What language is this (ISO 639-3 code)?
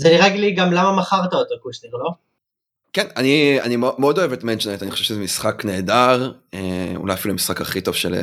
heb